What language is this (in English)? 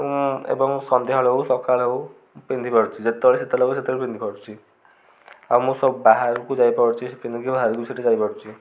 Odia